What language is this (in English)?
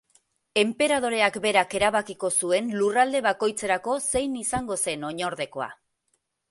Basque